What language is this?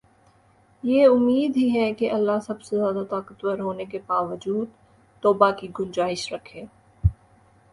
Urdu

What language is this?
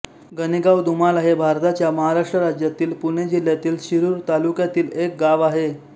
Marathi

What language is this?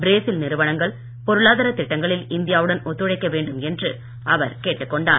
Tamil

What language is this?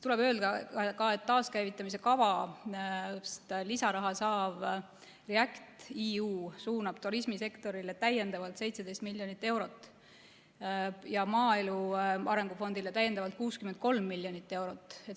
Estonian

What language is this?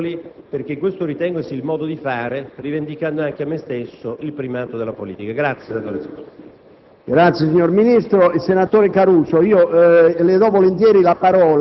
Italian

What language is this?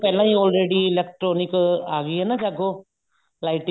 Punjabi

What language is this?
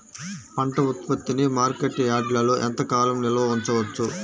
Telugu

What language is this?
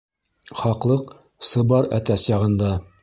Bashkir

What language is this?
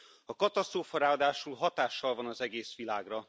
Hungarian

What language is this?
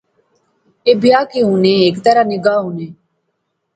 Pahari-Potwari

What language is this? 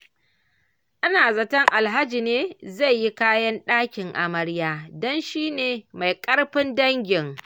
Hausa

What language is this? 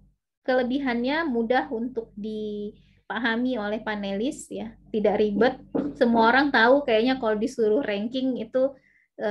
Indonesian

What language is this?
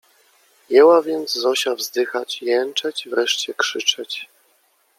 Polish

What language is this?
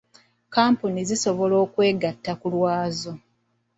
Ganda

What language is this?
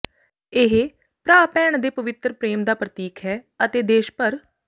Punjabi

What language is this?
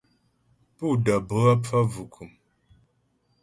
Ghomala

